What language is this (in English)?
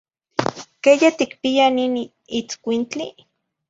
Zacatlán-Ahuacatlán-Tepetzintla Nahuatl